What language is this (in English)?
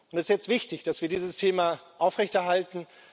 German